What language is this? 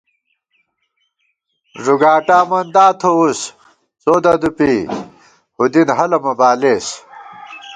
Gawar-Bati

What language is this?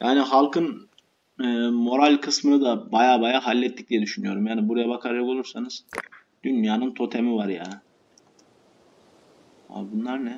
Turkish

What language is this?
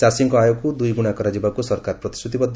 Odia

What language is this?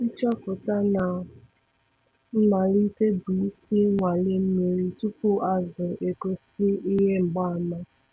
Igbo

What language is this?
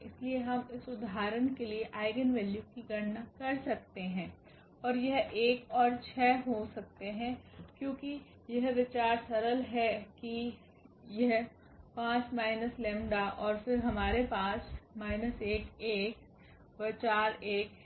Hindi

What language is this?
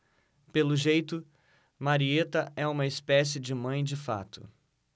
Portuguese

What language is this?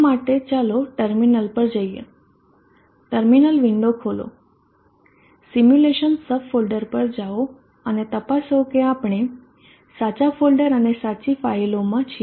Gujarati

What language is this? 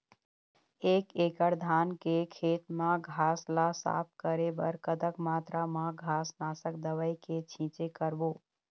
Chhattisgarhi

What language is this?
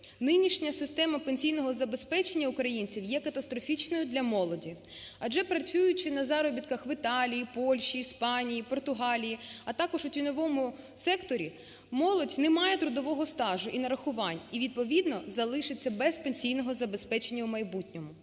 Ukrainian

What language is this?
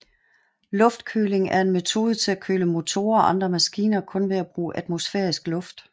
Danish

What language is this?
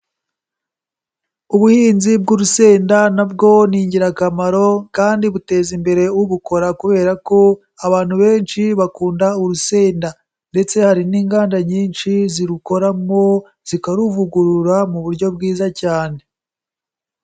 Kinyarwanda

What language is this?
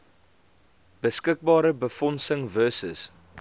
Afrikaans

